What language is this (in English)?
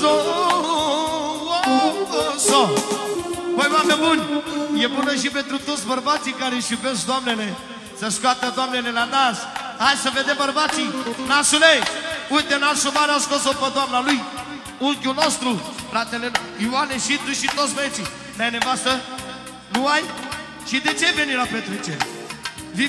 Romanian